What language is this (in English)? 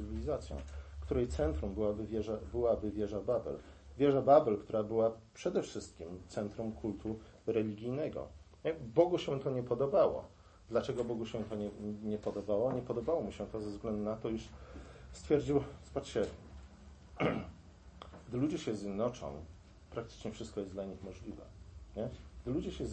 Polish